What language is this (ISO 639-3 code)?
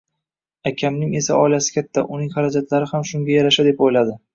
uzb